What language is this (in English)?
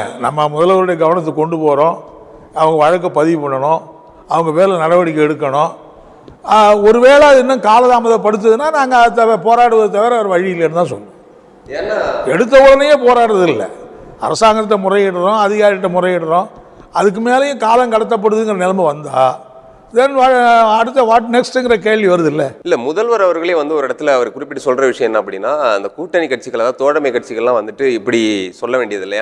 Turkish